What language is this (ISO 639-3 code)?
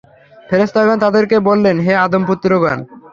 ben